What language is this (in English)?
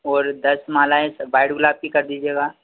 Hindi